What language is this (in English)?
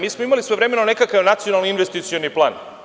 Serbian